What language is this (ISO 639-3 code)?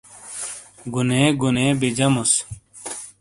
scl